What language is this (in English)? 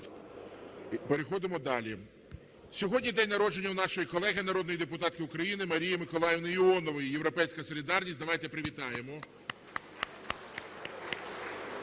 Ukrainian